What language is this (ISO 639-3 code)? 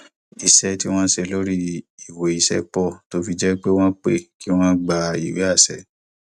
yor